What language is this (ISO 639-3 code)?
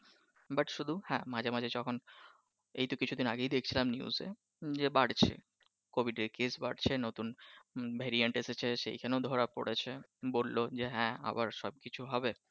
ben